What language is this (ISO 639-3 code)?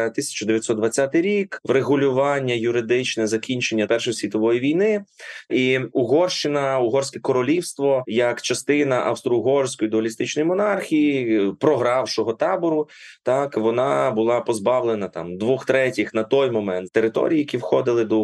ukr